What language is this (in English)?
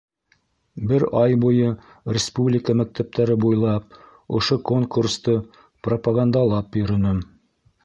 Bashkir